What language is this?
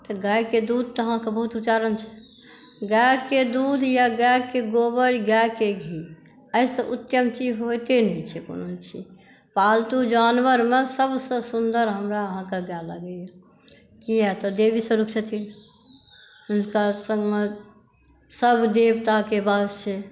Maithili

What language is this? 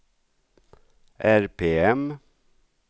Swedish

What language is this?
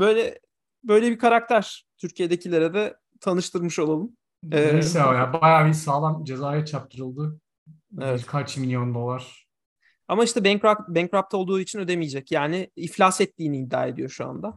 Turkish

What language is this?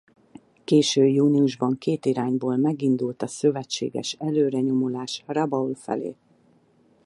Hungarian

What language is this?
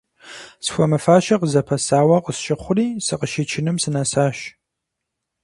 Kabardian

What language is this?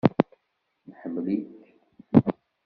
Kabyle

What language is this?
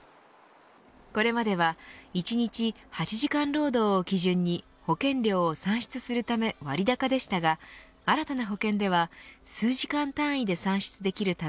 Japanese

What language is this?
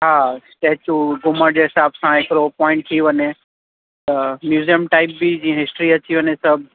Sindhi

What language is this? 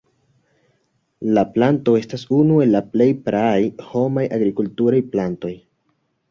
Esperanto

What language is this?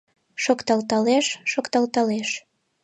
Mari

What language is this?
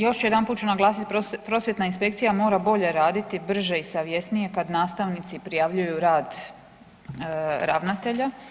Croatian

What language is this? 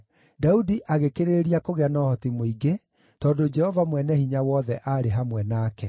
Kikuyu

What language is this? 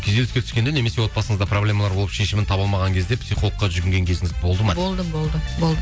Kazakh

